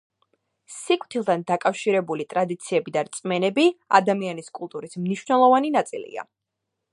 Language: Georgian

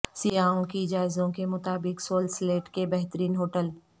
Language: Urdu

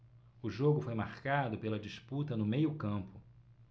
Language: Portuguese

